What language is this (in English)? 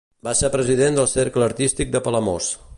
Catalan